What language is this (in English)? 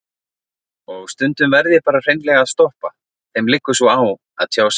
Icelandic